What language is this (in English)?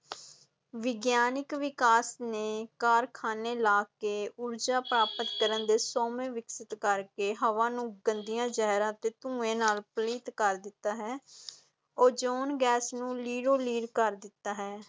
Punjabi